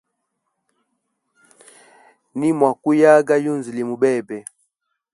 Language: Hemba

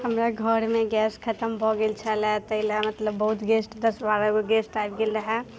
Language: Maithili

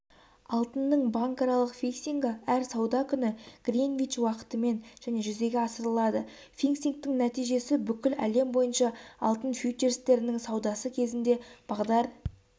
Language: Kazakh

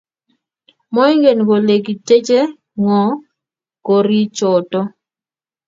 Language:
Kalenjin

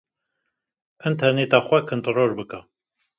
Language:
Kurdish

